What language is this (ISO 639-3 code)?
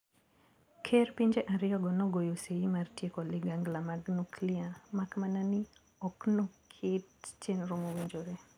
luo